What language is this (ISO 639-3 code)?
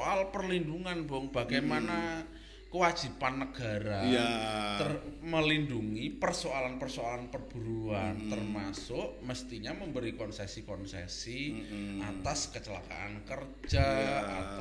ind